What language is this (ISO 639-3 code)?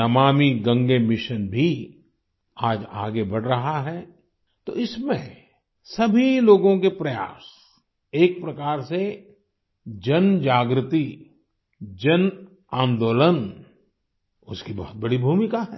hin